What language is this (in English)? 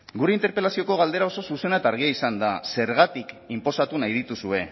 Basque